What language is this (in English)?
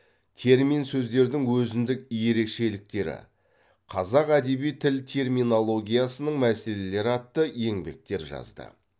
Kazakh